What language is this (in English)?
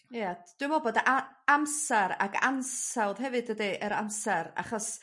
Welsh